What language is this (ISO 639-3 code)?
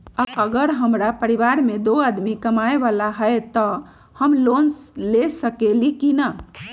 mag